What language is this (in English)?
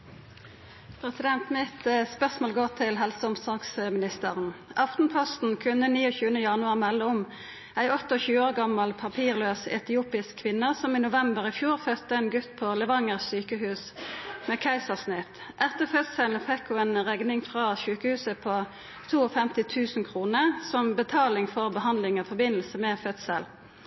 Norwegian Nynorsk